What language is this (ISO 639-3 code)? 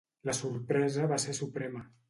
cat